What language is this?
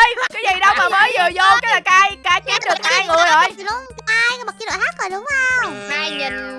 Vietnamese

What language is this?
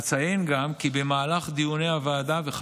Hebrew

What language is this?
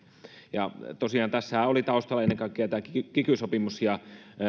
Finnish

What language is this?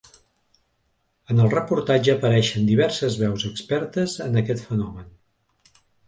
Catalan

